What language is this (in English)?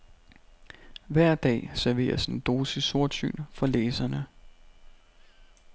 Danish